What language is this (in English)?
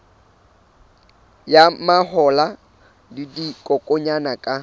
Southern Sotho